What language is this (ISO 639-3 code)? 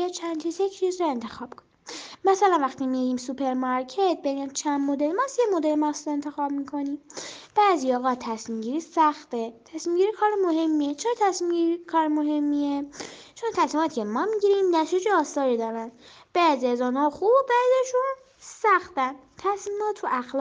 fas